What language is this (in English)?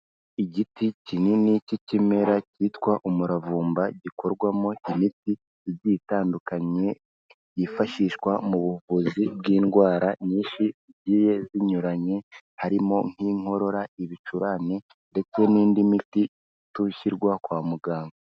Kinyarwanda